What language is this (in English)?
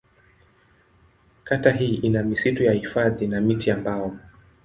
Swahili